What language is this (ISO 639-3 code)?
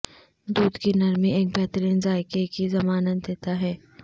urd